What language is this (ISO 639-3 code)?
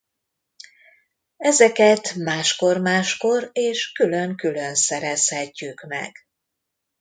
hun